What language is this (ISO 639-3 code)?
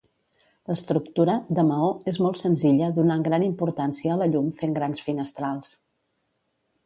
cat